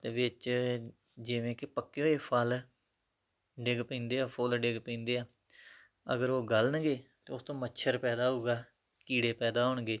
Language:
Punjabi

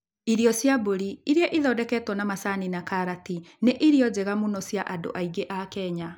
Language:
Kikuyu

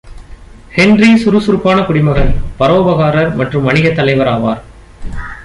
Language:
Tamil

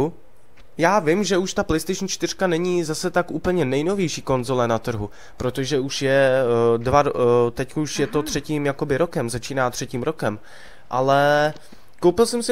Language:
Czech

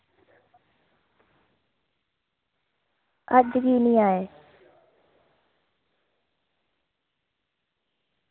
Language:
Dogri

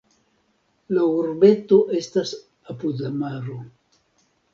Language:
Esperanto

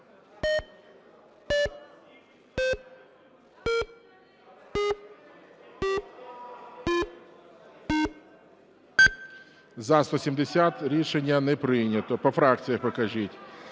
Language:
Ukrainian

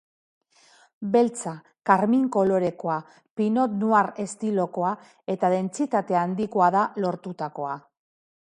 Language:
Basque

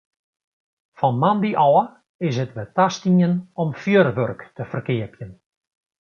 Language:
Western Frisian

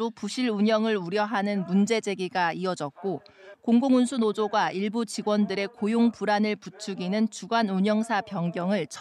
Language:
Korean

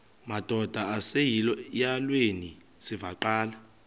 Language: Xhosa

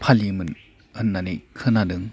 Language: Bodo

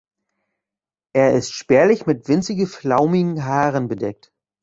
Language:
German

